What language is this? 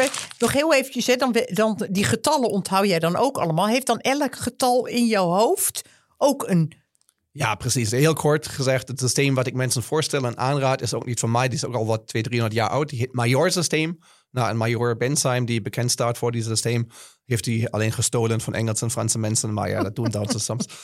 Dutch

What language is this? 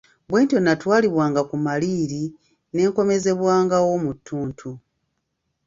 Ganda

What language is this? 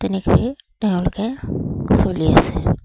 Assamese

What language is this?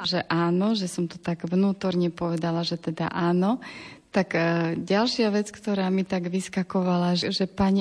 Slovak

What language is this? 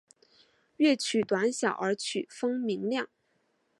Chinese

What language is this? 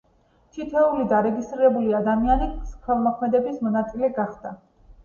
Georgian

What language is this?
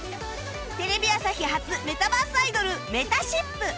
Japanese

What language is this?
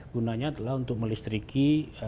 Indonesian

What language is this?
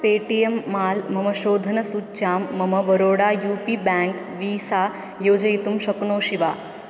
Sanskrit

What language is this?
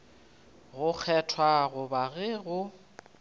Northern Sotho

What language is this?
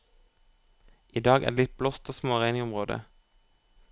Norwegian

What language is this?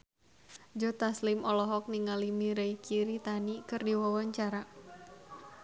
Sundanese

